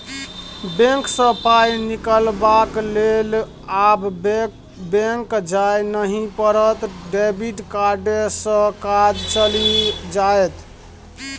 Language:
Maithili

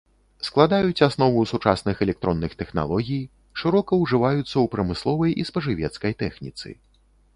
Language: Belarusian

